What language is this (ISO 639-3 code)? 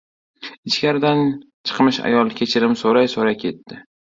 uzb